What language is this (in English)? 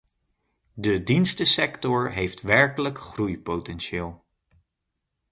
Dutch